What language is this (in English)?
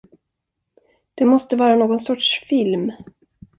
Swedish